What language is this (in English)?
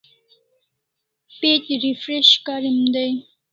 Kalasha